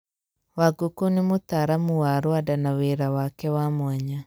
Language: Kikuyu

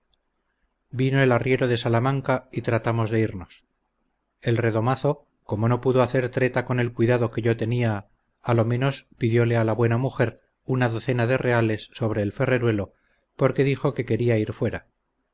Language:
Spanish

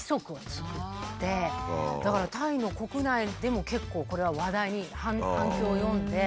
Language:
Japanese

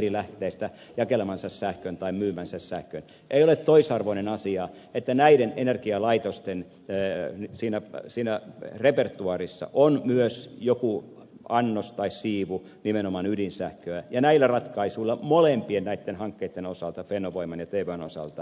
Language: Finnish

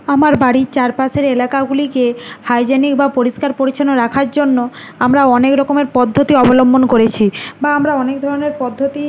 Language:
Bangla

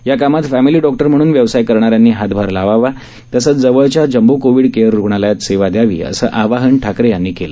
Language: Marathi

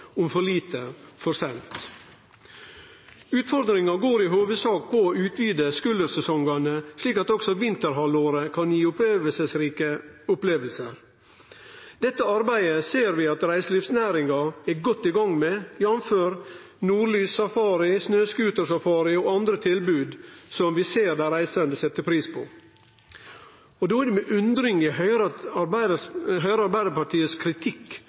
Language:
Norwegian Nynorsk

